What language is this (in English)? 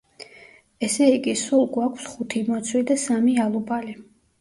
Georgian